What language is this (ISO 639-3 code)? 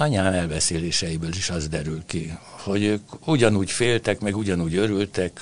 hun